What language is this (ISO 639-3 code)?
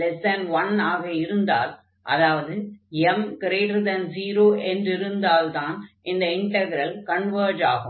tam